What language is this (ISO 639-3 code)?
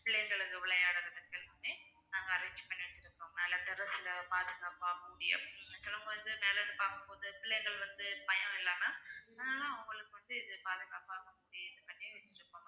tam